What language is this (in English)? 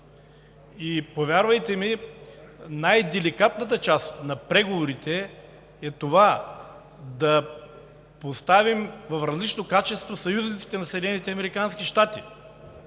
Bulgarian